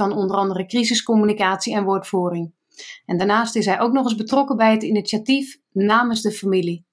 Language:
Dutch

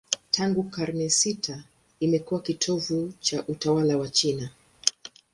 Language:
Swahili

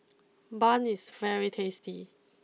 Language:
English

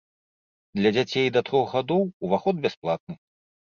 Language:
Belarusian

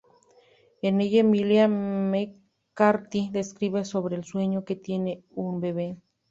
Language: Spanish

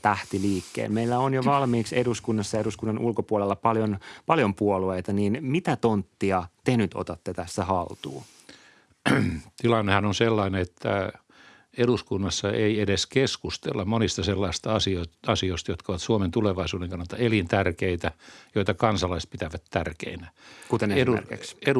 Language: Finnish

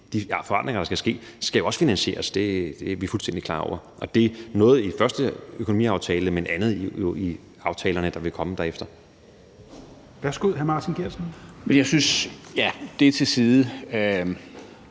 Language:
Danish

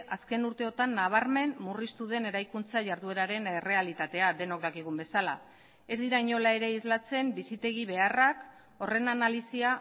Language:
Basque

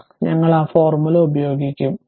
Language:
Malayalam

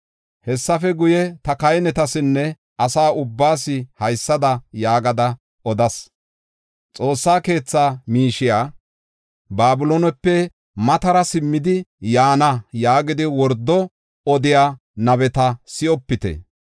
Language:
Gofa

